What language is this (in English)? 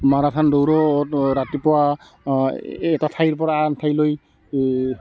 Assamese